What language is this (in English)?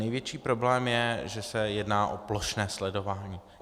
Czech